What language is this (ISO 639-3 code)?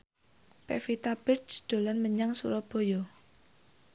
jav